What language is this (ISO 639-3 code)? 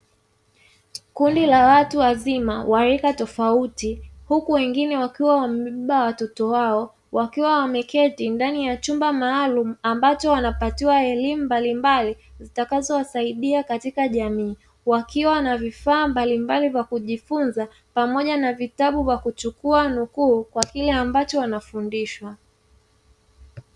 swa